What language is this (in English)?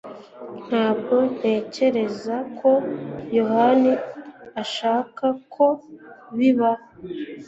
Kinyarwanda